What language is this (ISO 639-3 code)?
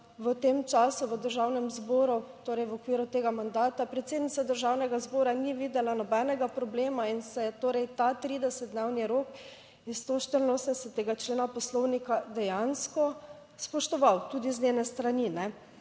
slv